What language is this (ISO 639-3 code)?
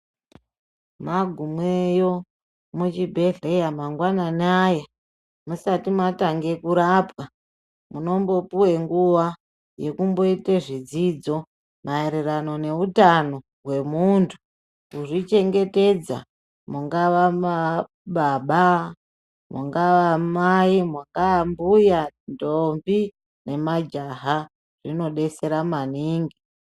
ndc